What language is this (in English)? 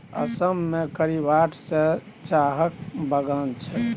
Maithili